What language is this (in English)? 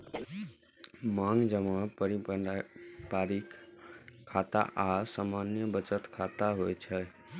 Maithili